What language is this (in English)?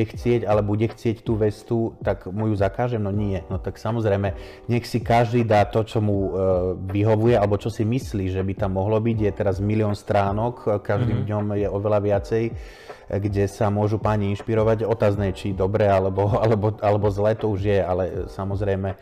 Slovak